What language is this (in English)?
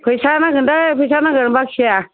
Bodo